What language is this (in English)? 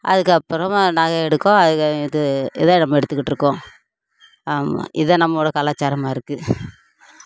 Tamil